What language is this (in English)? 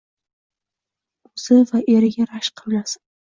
Uzbek